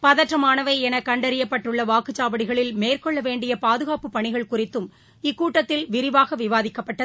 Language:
Tamil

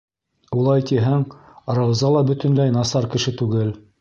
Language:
Bashkir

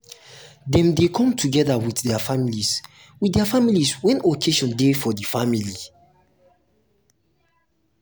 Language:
Nigerian Pidgin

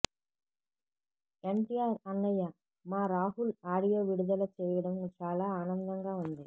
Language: Telugu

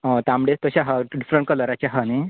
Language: Konkani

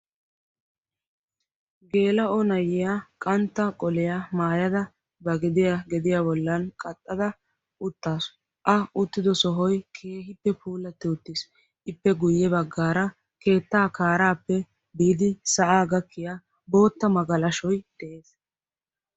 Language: Wolaytta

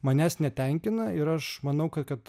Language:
Lithuanian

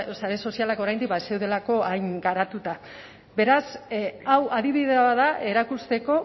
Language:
Basque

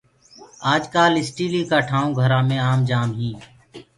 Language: Gurgula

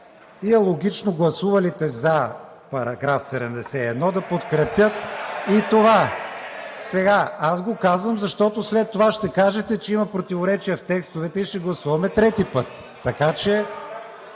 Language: Bulgarian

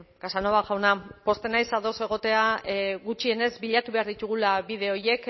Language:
Basque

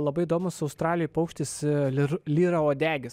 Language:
Lithuanian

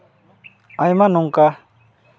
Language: Santali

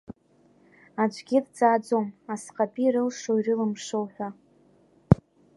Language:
Abkhazian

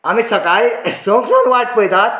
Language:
Konkani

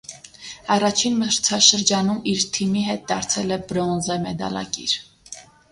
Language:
Armenian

